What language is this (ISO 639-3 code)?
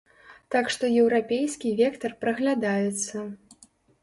bel